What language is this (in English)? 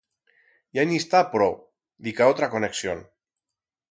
Aragonese